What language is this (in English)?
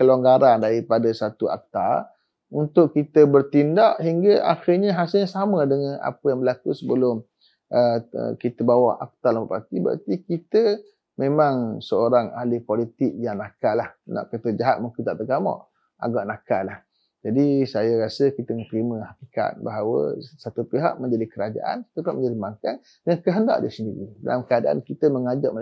Malay